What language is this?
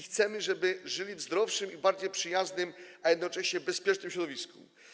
Polish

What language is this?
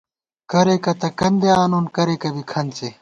Gawar-Bati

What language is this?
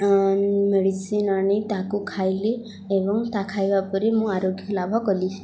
Odia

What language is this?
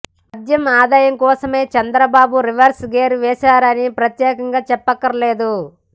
Telugu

